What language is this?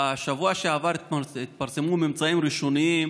Hebrew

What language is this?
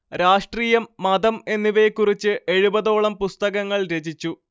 Malayalam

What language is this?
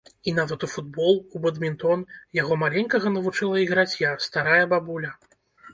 Belarusian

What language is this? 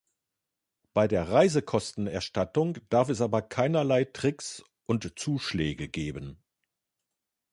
German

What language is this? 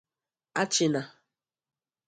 Igbo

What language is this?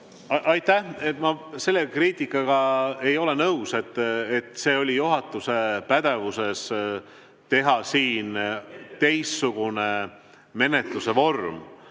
Estonian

